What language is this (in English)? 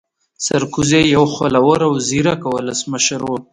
Pashto